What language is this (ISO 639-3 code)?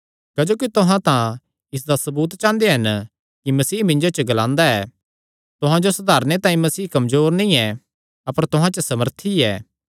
xnr